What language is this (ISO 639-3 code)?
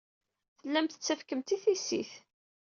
kab